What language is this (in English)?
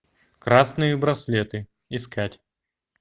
Russian